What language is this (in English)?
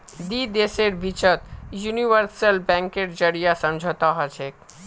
Magahi